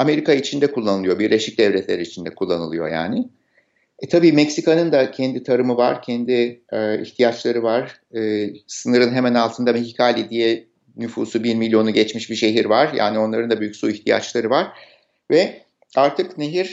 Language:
Turkish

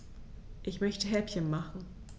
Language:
German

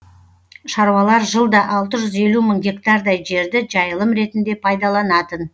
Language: Kazakh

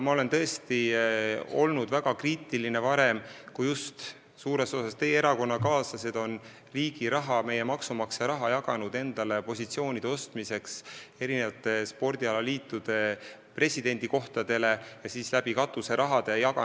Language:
Estonian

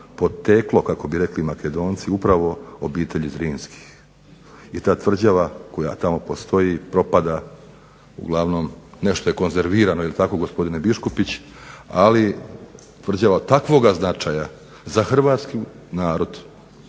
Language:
Croatian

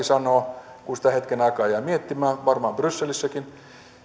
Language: Finnish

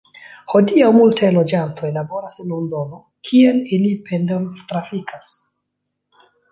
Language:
Esperanto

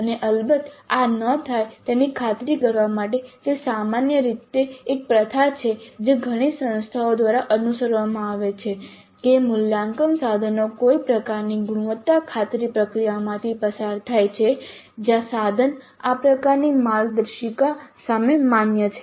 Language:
Gujarati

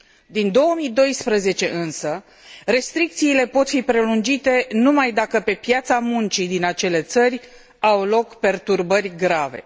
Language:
Romanian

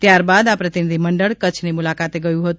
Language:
Gujarati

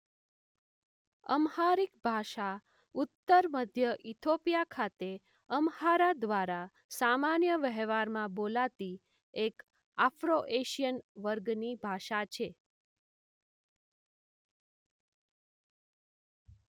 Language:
Gujarati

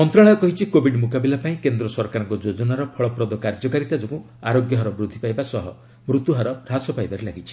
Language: Odia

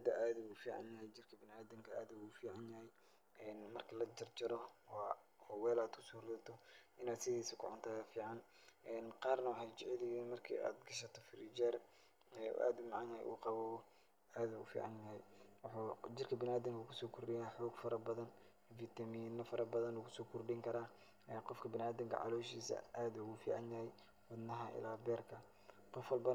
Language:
Somali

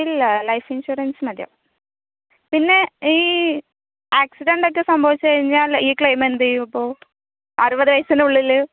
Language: Malayalam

